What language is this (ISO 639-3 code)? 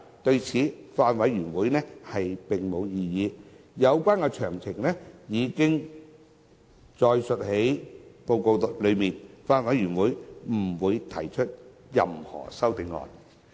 yue